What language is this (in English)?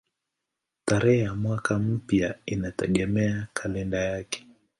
Swahili